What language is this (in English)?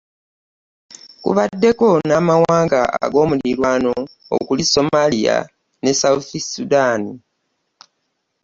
Ganda